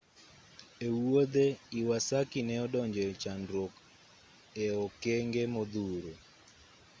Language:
Luo (Kenya and Tanzania)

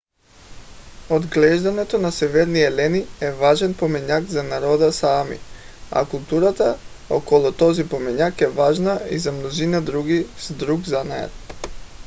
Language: Bulgarian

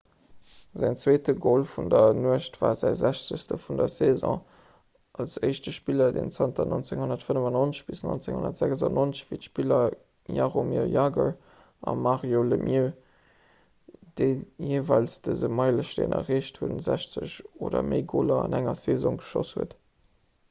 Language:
Luxembourgish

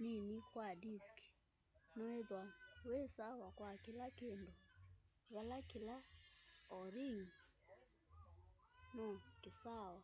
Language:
Kamba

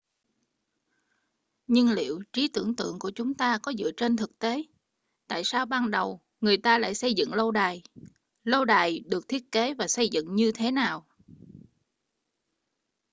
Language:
Vietnamese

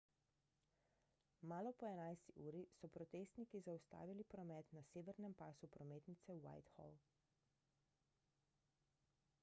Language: Slovenian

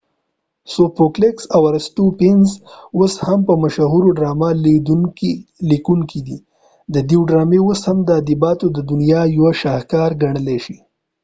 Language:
Pashto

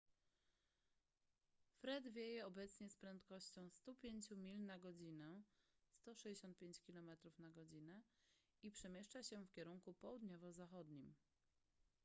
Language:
Polish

